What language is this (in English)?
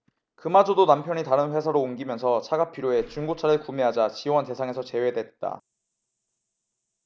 Korean